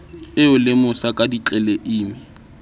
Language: Southern Sotho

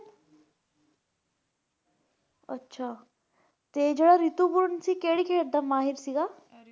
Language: Punjabi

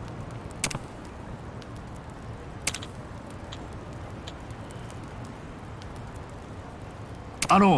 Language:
Japanese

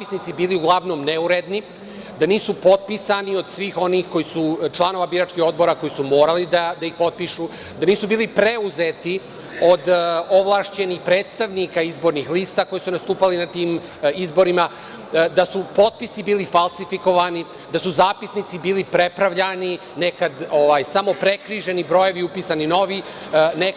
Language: Serbian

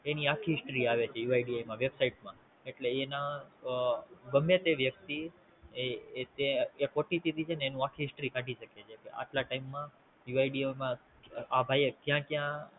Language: Gujarati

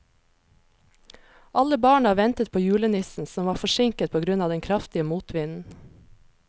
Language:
Norwegian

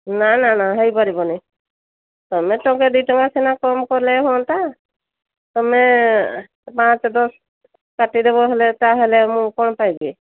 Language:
Odia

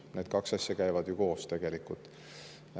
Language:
Estonian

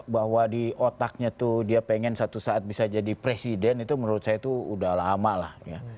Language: Indonesian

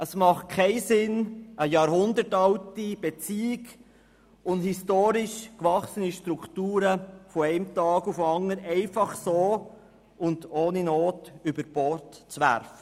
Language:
Swiss German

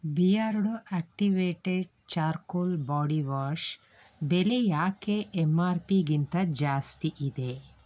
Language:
Kannada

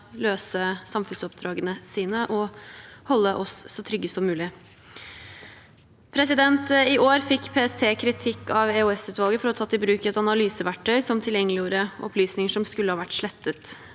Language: Norwegian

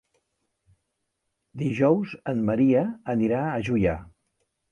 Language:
Catalan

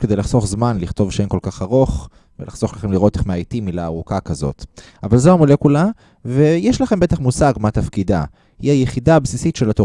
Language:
Hebrew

